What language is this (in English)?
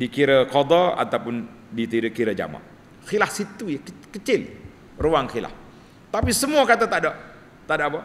Malay